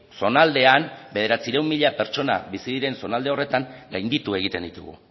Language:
Basque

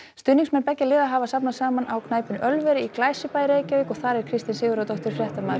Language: Icelandic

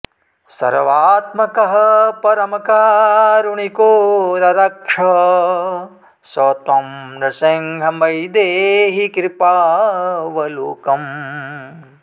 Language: Sanskrit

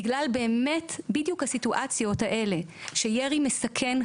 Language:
Hebrew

